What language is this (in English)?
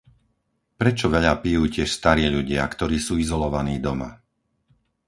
Slovak